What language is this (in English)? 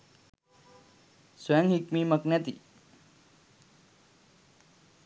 Sinhala